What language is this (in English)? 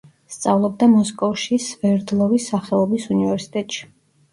Georgian